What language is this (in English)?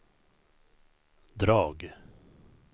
Swedish